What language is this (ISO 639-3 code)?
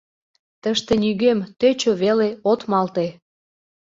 chm